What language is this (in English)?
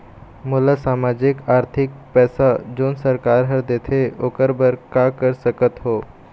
Chhattisgarhi